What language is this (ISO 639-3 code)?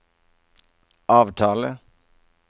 nor